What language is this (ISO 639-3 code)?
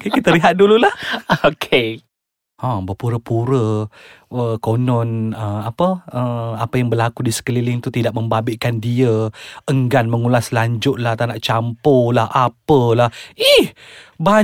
msa